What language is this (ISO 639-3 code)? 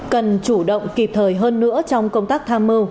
vie